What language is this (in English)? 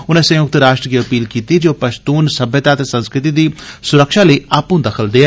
Dogri